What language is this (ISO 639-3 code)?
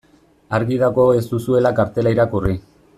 eus